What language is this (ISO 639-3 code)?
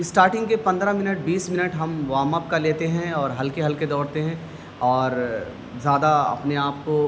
urd